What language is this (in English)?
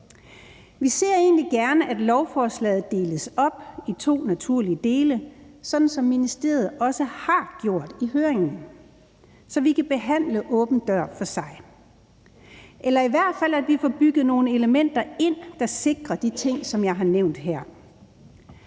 Danish